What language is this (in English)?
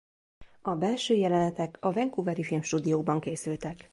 Hungarian